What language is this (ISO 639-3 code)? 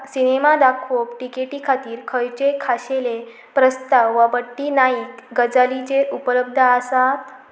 kok